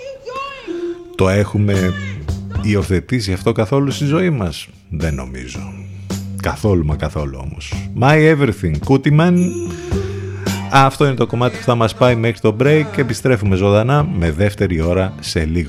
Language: Greek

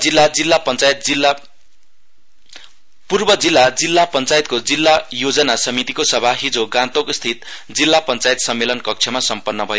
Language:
Nepali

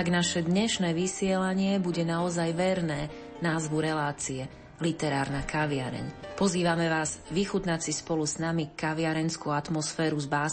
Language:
Slovak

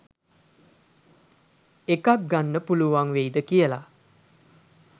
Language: Sinhala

